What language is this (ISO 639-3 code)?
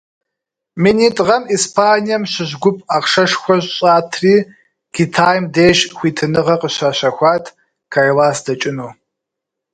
kbd